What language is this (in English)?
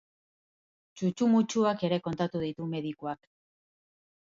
Basque